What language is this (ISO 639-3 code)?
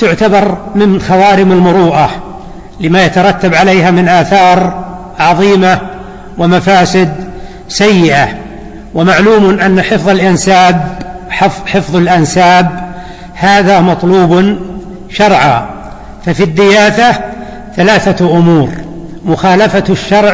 ara